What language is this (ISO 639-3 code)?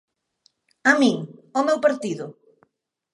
glg